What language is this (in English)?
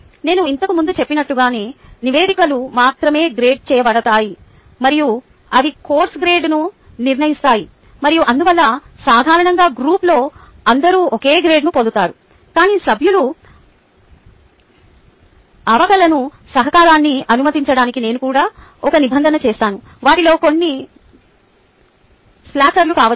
Telugu